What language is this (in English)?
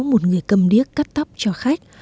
Vietnamese